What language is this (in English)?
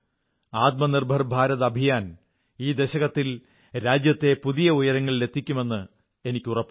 Malayalam